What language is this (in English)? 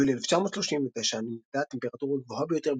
Hebrew